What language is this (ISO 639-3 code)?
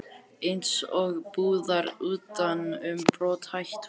isl